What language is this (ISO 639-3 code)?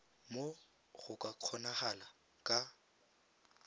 tsn